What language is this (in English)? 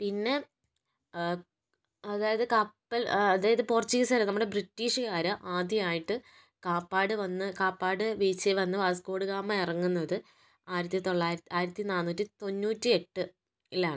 Malayalam